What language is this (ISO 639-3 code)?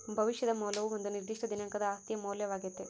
kan